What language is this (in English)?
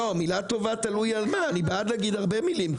Hebrew